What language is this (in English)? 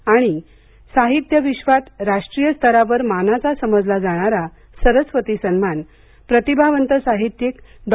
Marathi